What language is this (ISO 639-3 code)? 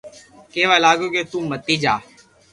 lrk